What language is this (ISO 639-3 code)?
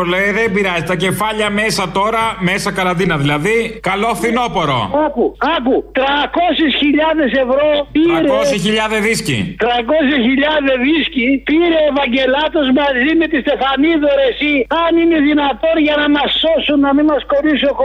ell